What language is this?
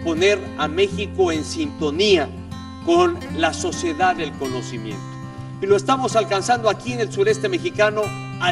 Spanish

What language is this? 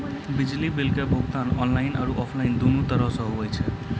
Maithili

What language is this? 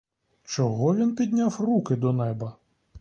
Ukrainian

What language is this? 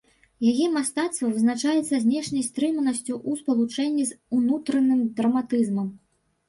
Belarusian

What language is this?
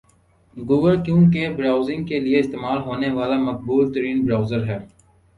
Urdu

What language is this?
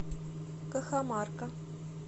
Russian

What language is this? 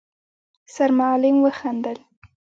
Pashto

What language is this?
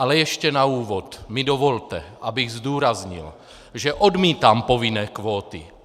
Czech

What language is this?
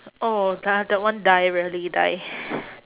English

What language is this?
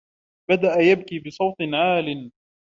Arabic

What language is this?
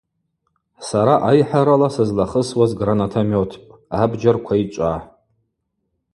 Abaza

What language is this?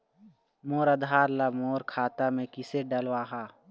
Chhattisgarhi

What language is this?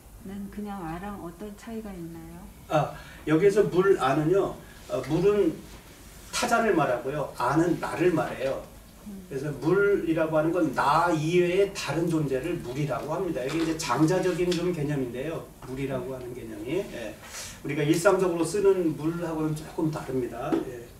Korean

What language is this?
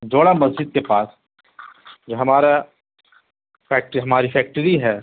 Urdu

